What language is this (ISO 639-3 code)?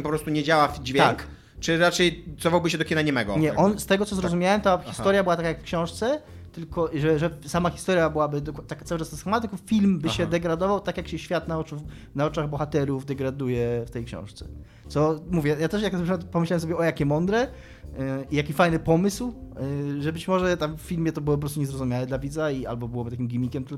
pol